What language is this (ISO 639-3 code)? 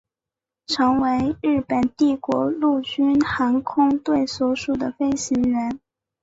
zho